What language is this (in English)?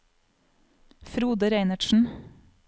Norwegian